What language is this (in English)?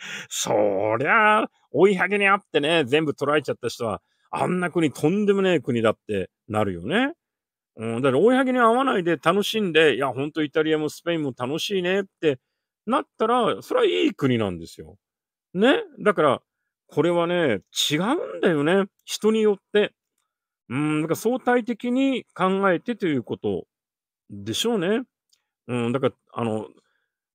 Japanese